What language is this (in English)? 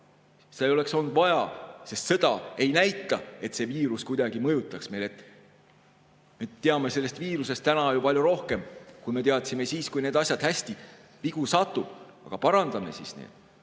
Estonian